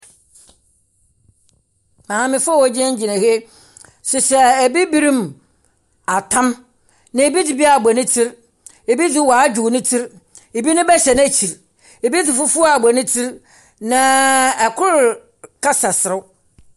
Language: Akan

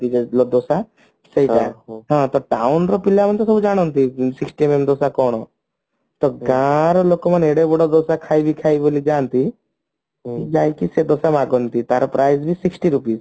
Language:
Odia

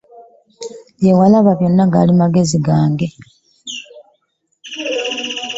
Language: Ganda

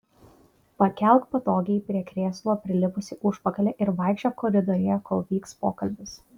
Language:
Lithuanian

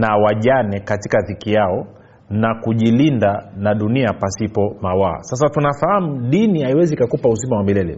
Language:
Swahili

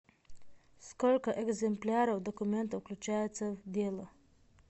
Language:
Russian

